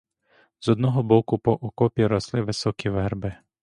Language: Ukrainian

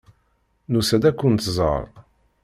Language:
Kabyle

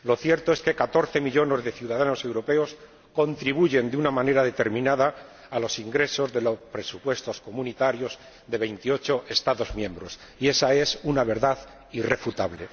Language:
Spanish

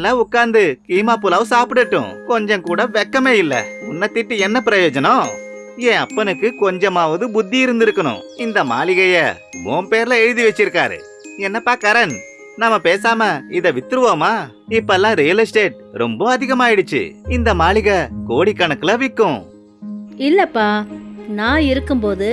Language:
Indonesian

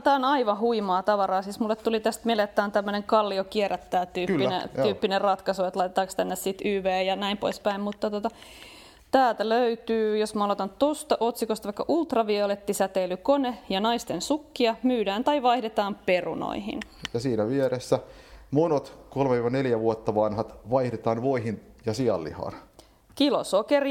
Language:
Finnish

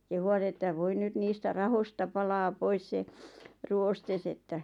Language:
Finnish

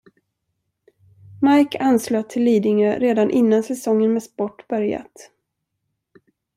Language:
Swedish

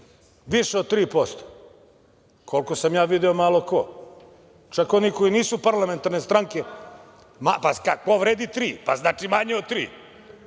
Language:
Serbian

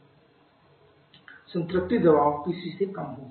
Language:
Hindi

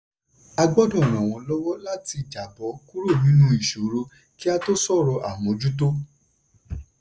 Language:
Yoruba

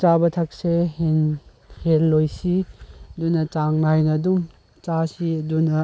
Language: Manipuri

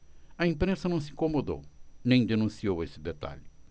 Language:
Portuguese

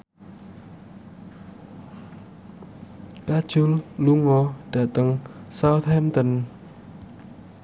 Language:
Javanese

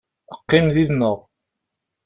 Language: Kabyle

